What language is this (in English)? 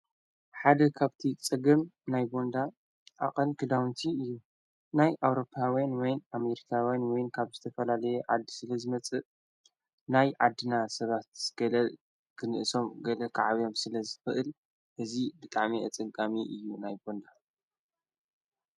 Tigrinya